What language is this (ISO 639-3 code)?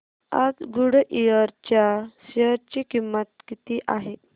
mar